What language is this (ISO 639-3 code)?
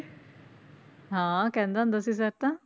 pan